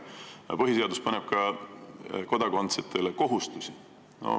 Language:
Estonian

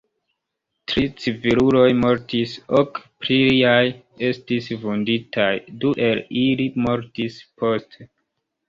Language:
Esperanto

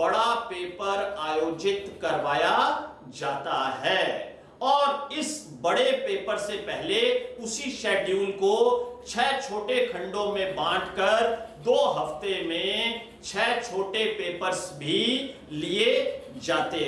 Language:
Hindi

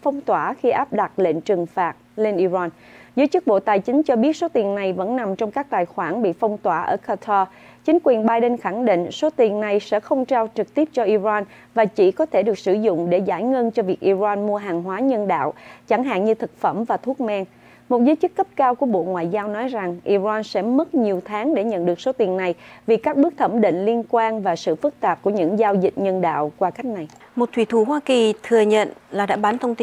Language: Vietnamese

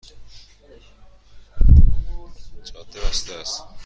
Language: Persian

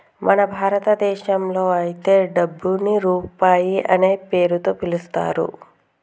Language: Telugu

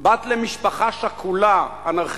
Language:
Hebrew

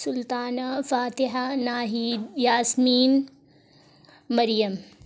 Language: Urdu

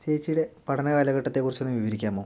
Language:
Malayalam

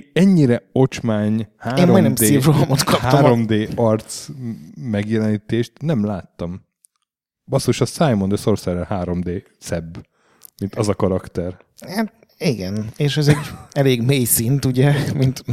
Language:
Hungarian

